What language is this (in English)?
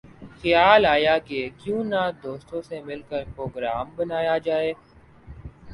Urdu